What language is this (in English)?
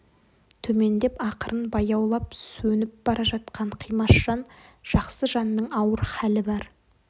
Kazakh